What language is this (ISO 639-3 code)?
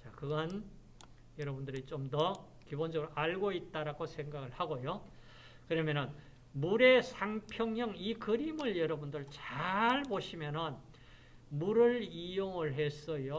kor